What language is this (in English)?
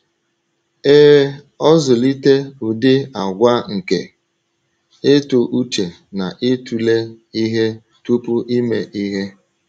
Igbo